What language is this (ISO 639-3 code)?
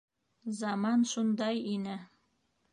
bak